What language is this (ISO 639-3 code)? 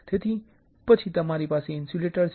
guj